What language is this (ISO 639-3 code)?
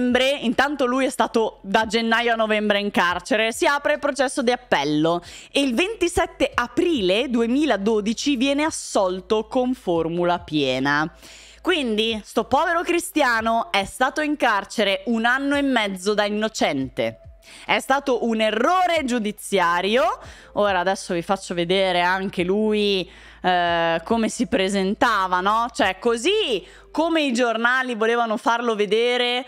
ita